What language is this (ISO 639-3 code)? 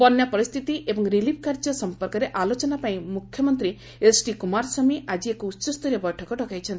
ori